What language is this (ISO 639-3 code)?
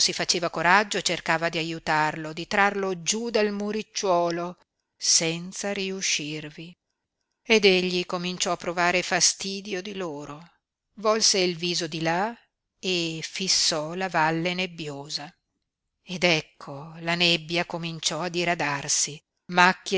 ita